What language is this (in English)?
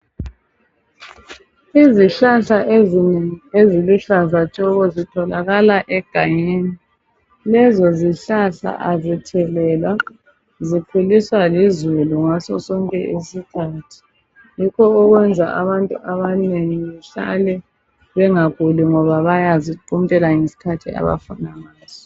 North Ndebele